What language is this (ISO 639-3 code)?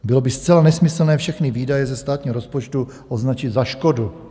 ces